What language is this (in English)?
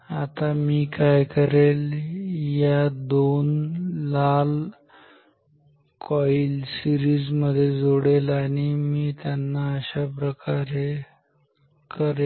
Marathi